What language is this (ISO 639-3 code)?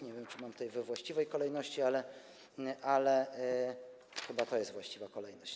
pol